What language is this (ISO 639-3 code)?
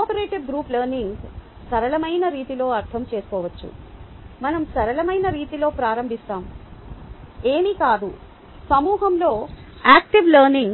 tel